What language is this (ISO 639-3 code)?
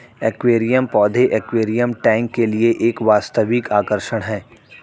hin